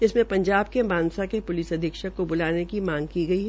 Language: Hindi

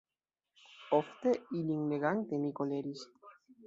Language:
Esperanto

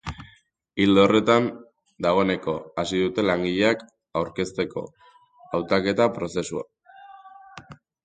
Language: Basque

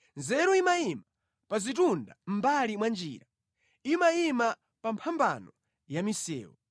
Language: Nyanja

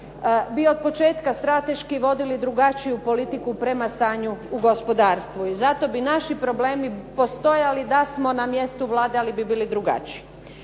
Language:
Croatian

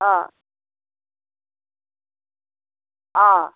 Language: Assamese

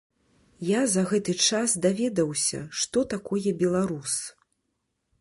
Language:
Belarusian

